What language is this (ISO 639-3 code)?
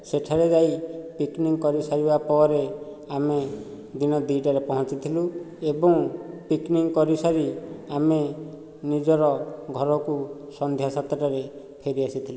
ori